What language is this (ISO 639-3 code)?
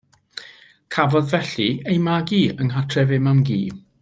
cym